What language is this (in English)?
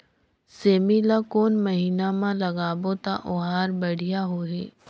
Chhattisgarhi